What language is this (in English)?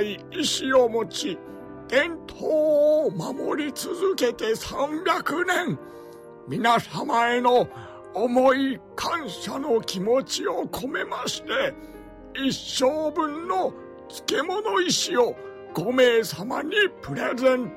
Japanese